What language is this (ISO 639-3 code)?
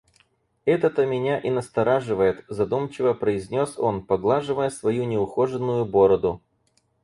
rus